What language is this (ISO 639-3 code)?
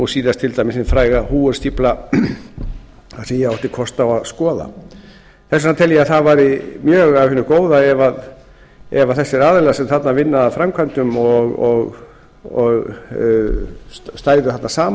isl